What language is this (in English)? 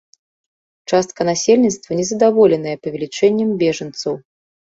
Belarusian